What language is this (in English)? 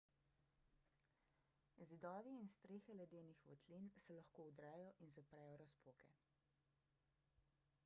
Slovenian